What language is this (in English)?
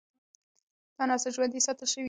Pashto